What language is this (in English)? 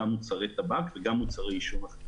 Hebrew